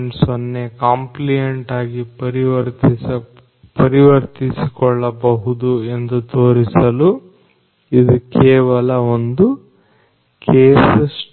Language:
Kannada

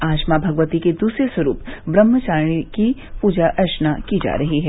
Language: Hindi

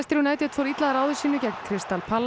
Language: Icelandic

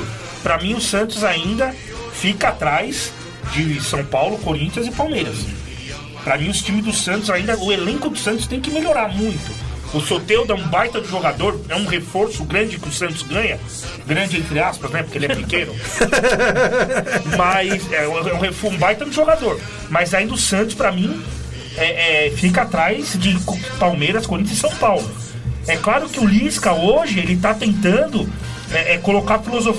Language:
Portuguese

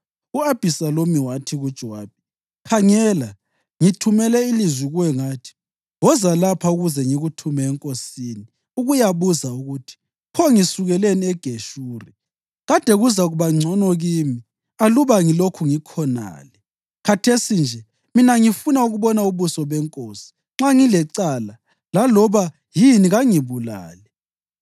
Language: North Ndebele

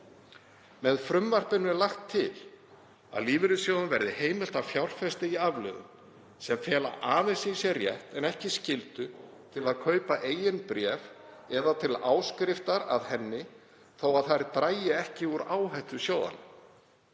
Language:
Icelandic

